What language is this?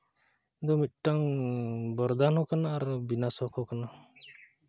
Santali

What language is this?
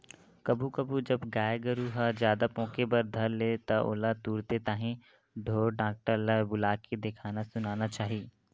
Chhattisgarhi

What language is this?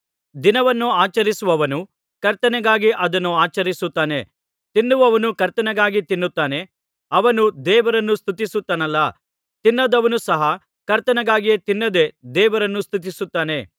Kannada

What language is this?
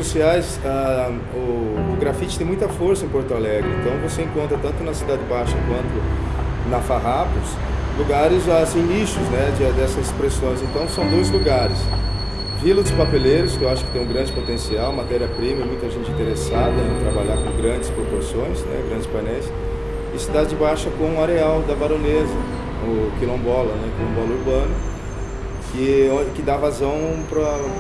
Portuguese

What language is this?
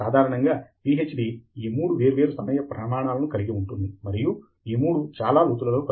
Telugu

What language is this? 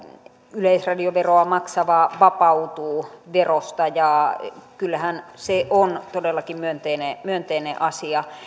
Finnish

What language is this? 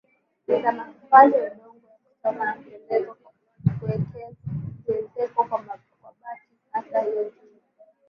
Swahili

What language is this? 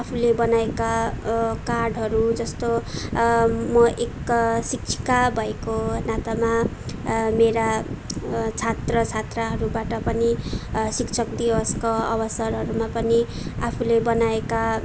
Nepali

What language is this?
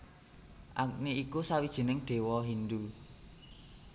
Javanese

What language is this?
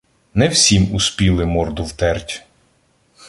Ukrainian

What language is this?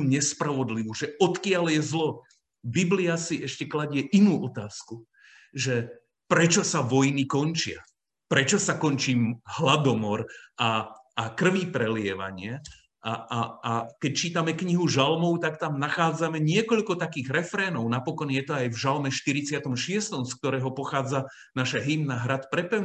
Slovak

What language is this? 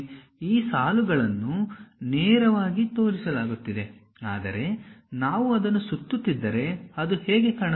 Kannada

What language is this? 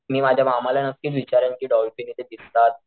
Marathi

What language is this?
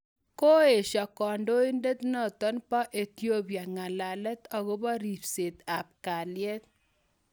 Kalenjin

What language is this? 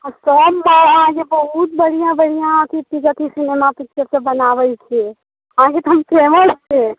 Maithili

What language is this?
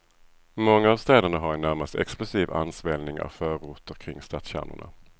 Swedish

